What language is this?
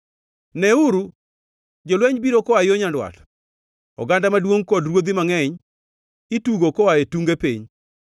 Luo (Kenya and Tanzania)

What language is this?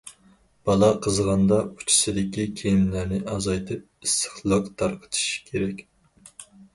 Uyghur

